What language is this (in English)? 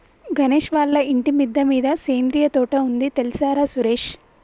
Telugu